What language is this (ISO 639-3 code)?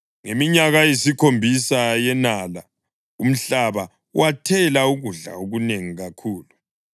nde